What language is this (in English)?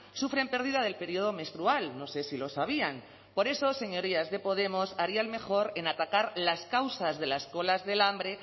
Spanish